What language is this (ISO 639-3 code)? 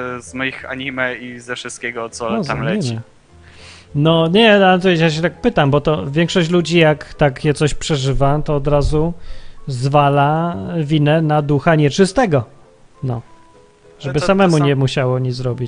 pol